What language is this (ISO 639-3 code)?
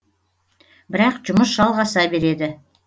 kaz